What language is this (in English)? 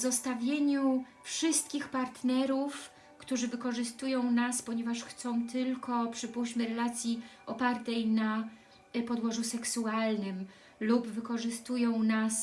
Polish